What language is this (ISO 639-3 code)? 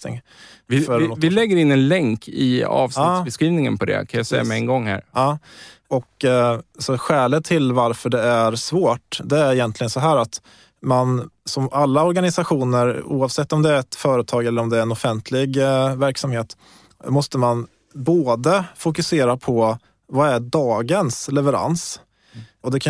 swe